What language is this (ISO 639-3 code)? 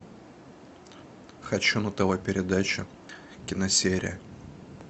rus